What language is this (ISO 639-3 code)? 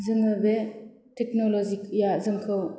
brx